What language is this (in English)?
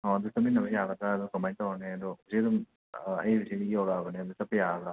Manipuri